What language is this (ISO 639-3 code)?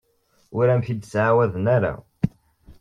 kab